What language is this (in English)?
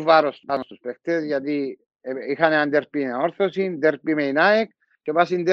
Greek